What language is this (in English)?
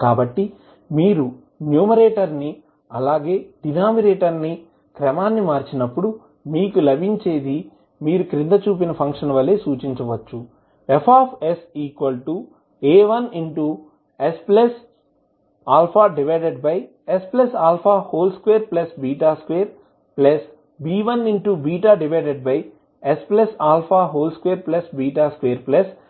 Telugu